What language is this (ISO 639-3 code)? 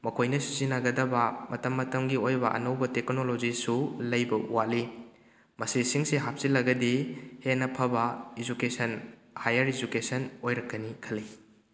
mni